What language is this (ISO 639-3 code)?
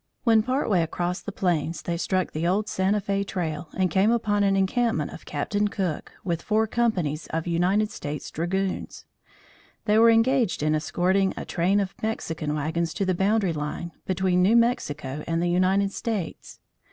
eng